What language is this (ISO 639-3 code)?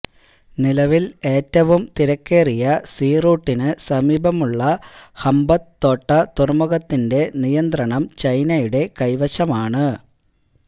mal